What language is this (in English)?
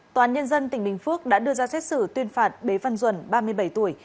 Vietnamese